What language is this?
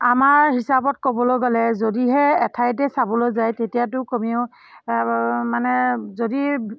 Assamese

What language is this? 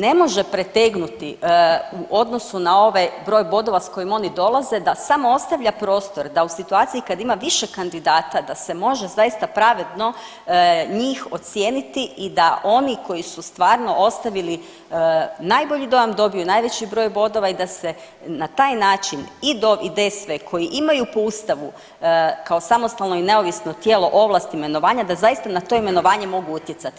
Croatian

